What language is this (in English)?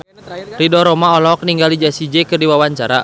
Sundanese